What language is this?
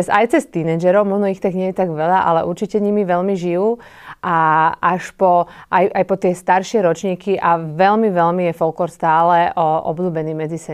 Slovak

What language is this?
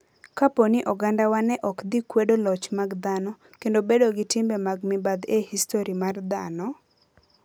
Luo (Kenya and Tanzania)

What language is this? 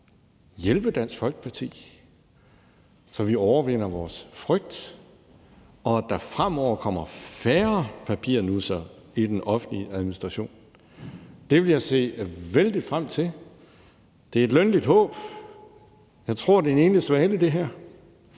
Danish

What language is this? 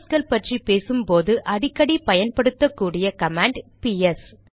Tamil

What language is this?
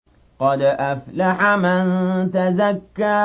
Arabic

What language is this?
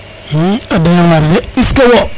Serer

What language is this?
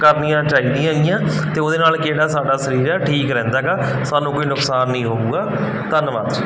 Punjabi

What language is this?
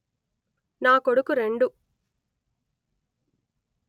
Telugu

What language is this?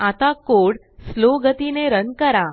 Marathi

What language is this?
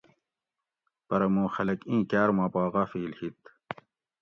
Gawri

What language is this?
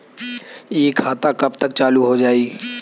Bhojpuri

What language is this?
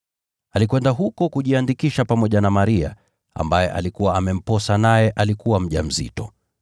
Swahili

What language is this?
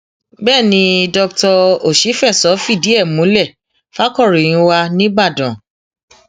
Yoruba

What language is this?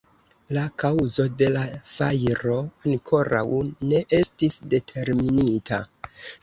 Esperanto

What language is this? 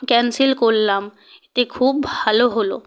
Bangla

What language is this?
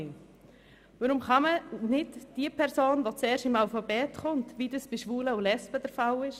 Swiss German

